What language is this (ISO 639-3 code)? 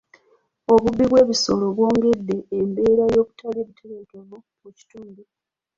lug